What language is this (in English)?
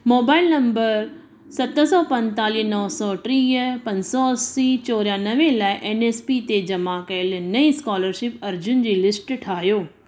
Sindhi